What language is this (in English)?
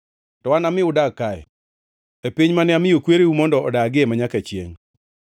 Luo (Kenya and Tanzania)